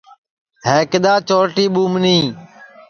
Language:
Sansi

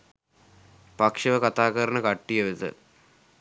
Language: Sinhala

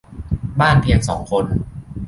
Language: Thai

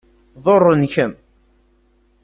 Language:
Kabyle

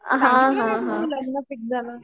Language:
Marathi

